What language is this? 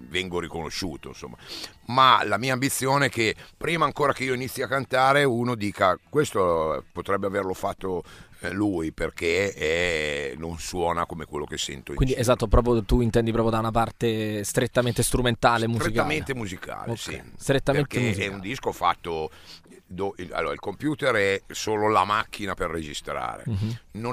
Italian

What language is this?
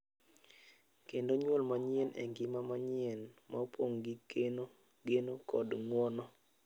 Luo (Kenya and Tanzania)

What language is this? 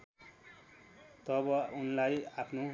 Nepali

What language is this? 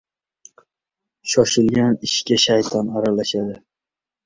Uzbek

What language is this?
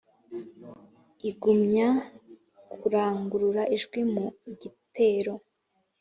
Kinyarwanda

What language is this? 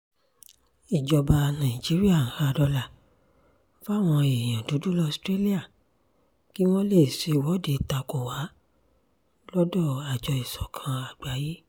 Yoruba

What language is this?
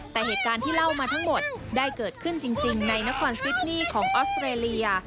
Thai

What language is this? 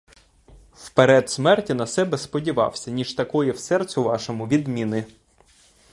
Ukrainian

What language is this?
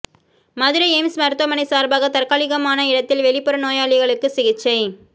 Tamil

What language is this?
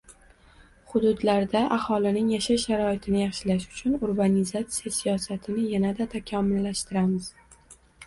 Uzbek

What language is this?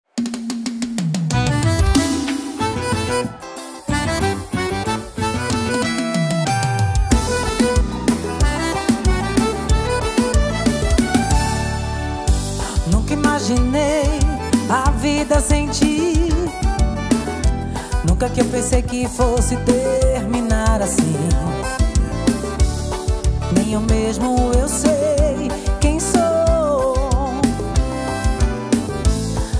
Portuguese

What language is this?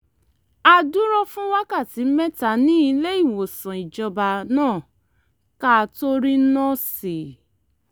Yoruba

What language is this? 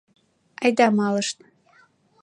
Mari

